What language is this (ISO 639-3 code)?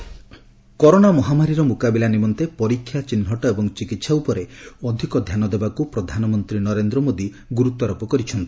ori